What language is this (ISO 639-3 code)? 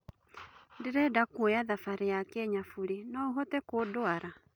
kik